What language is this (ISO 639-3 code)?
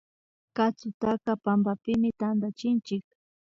qvi